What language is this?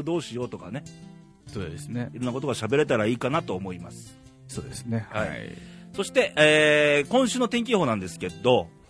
Japanese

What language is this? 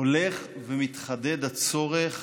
Hebrew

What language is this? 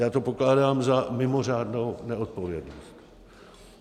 Czech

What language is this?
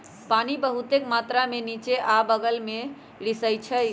Magahi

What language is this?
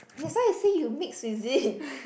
English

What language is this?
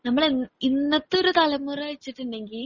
Malayalam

